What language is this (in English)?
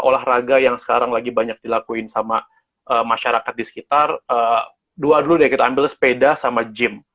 Indonesian